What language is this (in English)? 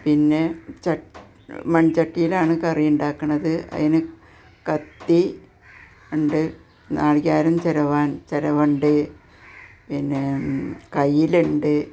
Malayalam